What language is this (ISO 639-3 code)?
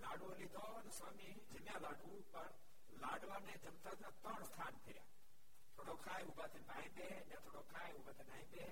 guj